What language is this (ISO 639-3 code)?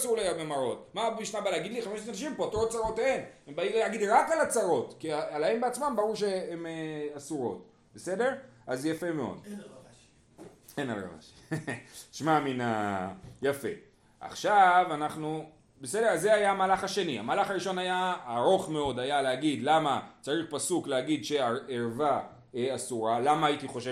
heb